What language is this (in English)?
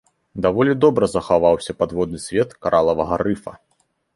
Belarusian